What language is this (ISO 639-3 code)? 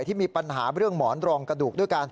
tha